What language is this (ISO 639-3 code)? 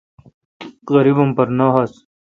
xka